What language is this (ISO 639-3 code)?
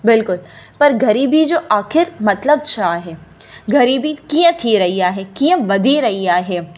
snd